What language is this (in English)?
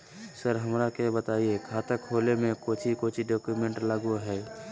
Magahi